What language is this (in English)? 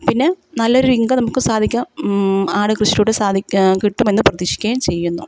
Malayalam